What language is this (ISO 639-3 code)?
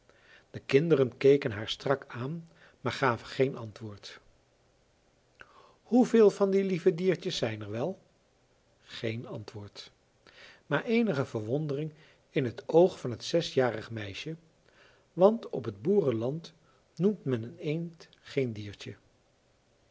nld